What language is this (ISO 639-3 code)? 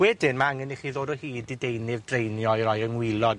cym